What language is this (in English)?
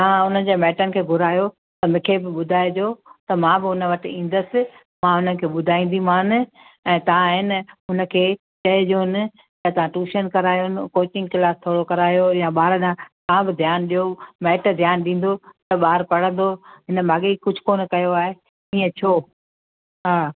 Sindhi